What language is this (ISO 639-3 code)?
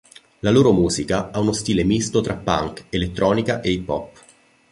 ita